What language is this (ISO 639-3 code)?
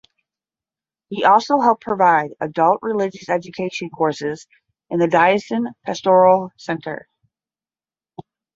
eng